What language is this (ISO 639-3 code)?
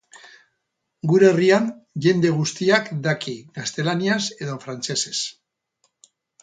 eus